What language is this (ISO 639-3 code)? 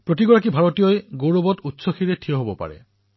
asm